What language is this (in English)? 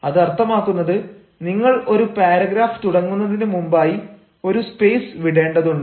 Malayalam